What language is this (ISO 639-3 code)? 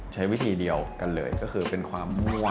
tha